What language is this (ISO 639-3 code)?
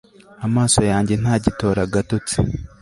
kin